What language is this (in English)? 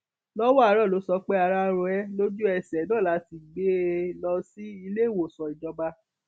Yoruba